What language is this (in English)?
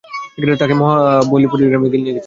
Bangla